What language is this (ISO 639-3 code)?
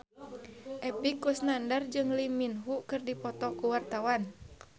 sun